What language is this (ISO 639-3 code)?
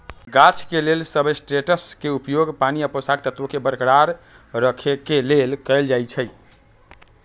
mag